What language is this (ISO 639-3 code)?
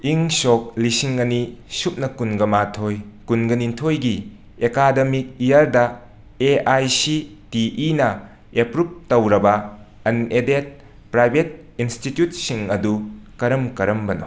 mni